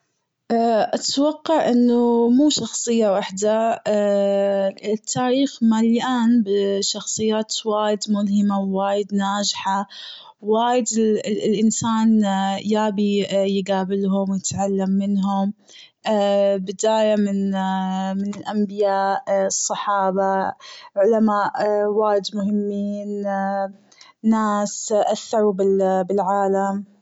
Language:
Gulf Arabic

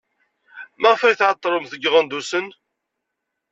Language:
Kabyle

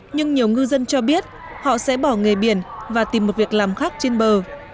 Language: Vietnamese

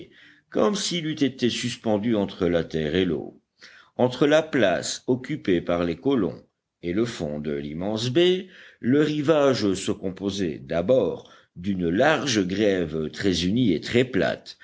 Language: French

